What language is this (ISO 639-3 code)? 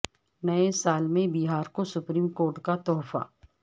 urd